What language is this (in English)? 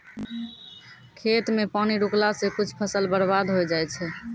Maithili